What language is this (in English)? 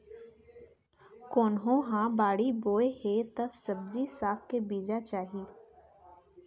Chhattisgarhi